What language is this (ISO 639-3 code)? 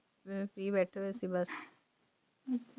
pan